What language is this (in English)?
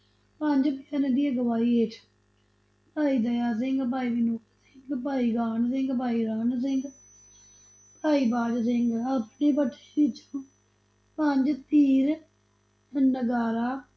Punjabi